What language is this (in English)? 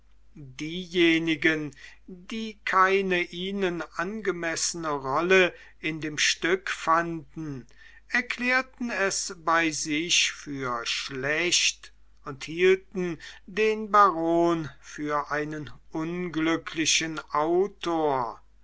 German